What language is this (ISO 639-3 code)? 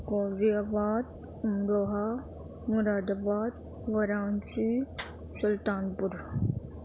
urd